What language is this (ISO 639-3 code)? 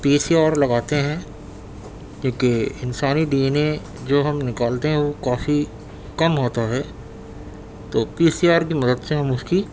urd